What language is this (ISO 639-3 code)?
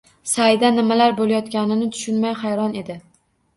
uzb